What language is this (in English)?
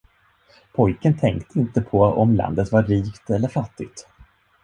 Swedish